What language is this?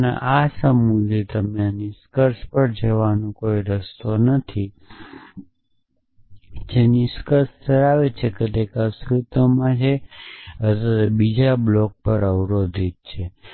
Gujarati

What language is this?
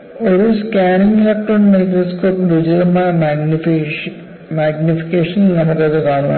Malayalam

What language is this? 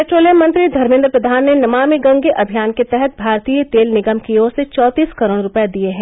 Hindi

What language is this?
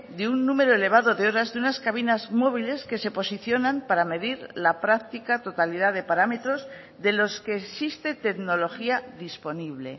Spanish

